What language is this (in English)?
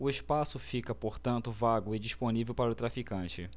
Portuguese